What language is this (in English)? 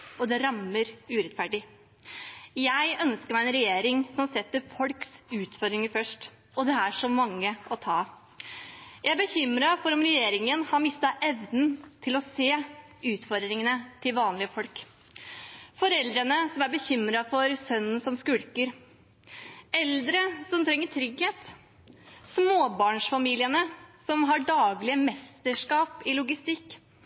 Norwegian Bokmål